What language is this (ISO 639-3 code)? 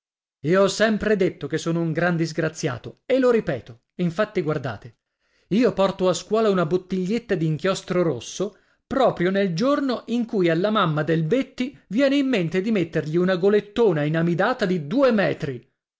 ita